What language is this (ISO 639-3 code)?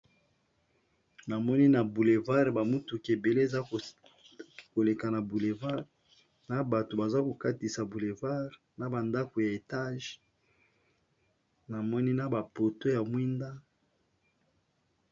lin